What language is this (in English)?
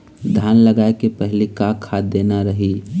Chhattisgarhi